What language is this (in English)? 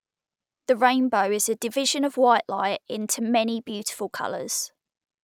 English